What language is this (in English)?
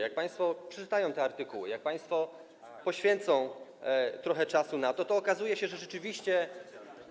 Polish